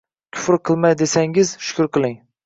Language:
Uzbek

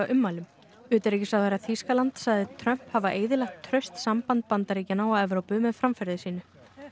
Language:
Icelandic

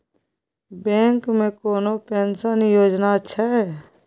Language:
Maithili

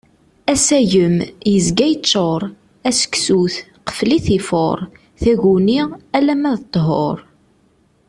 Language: Kabyle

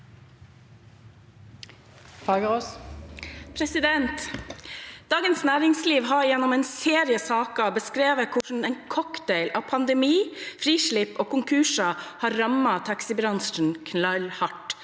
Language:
Norwegian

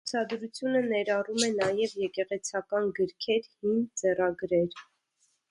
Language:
Armenian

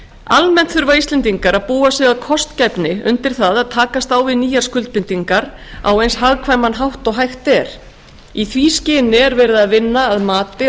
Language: Icelandic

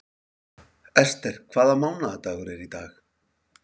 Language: Icelandic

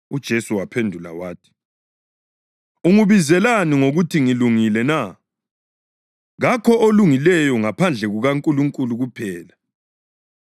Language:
North Ndebele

